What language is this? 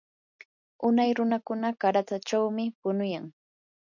Yanahuanca Pasco Quechua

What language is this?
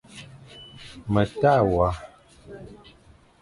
Fang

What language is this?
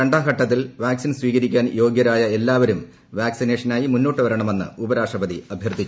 Malayalam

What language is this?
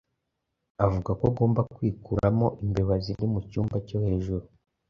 Kinyarwanda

